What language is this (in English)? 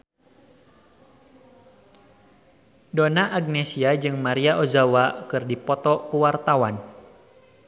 Sundanese